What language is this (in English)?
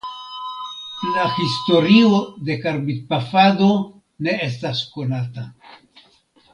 Esperanto